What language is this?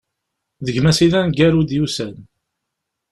Kabyle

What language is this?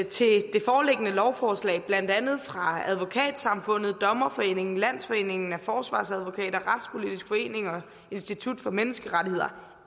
Danish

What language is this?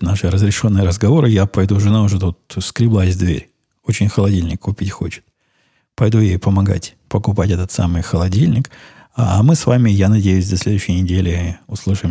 Russian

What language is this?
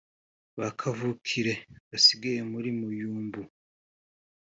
Kinyarwanda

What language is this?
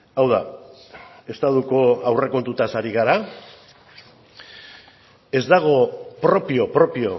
Basque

